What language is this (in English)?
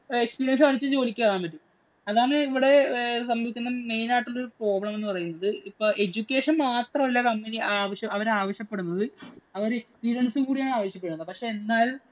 Malayalam